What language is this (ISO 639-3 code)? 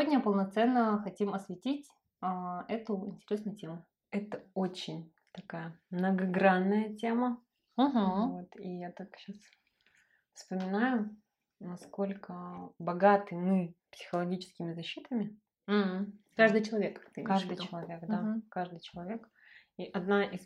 rus